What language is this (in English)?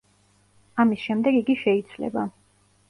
Georgian